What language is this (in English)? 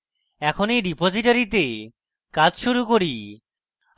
Bangla